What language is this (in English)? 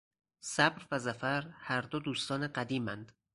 Persian